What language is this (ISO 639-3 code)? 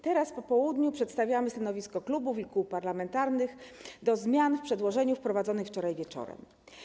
pol